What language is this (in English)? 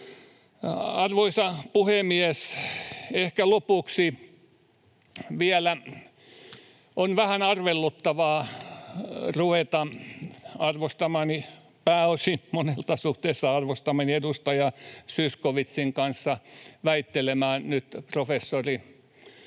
Finnish